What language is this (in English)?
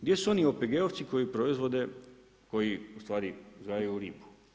Croatian